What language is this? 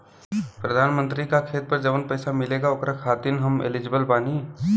Bhojpuri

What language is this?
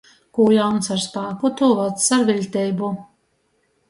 Latgalian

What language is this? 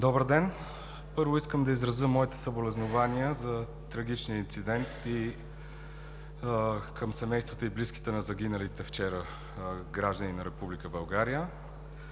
Bulgarian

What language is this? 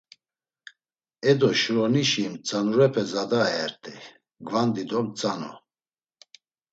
Laz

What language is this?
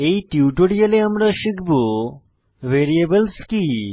Bangla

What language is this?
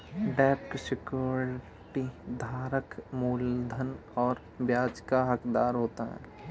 Hindi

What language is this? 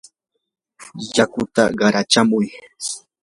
Yanahuanca Pasco Quechua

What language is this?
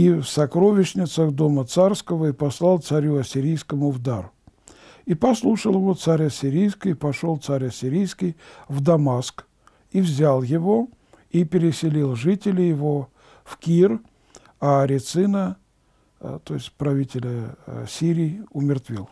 Russian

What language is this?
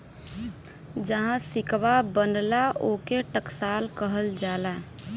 Bhojpuri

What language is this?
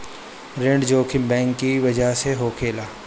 Bhojpuri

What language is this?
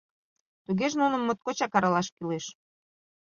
Mari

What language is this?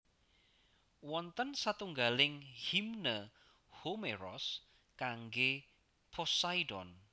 Javanese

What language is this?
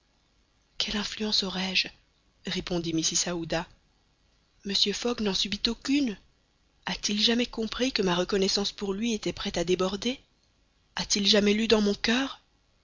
French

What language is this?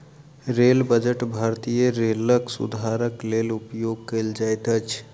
Maithili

